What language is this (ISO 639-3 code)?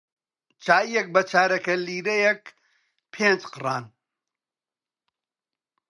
ckb